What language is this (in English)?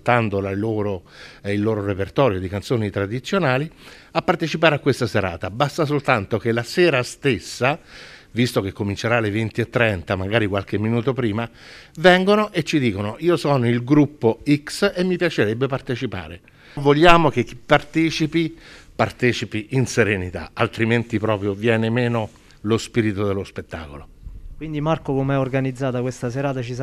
Italian